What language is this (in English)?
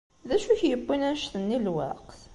Kabyle